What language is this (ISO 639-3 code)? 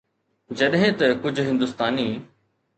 snd